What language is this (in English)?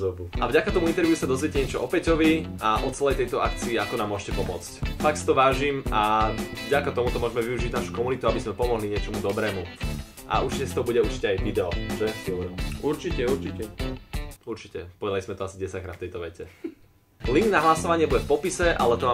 Slovak